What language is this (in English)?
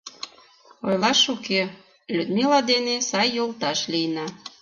Mari